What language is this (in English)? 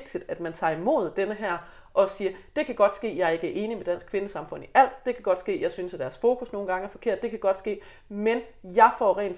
Danish